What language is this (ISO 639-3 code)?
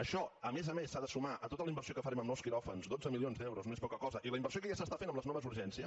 cat